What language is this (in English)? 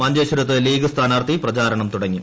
Malayalam